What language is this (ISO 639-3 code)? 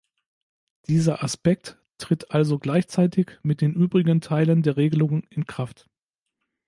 deu